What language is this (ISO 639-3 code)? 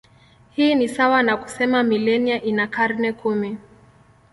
swa